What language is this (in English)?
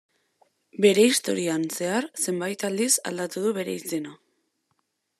Basque